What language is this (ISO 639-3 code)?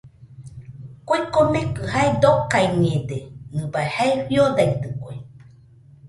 hux